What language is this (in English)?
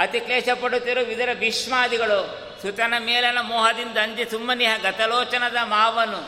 Kannada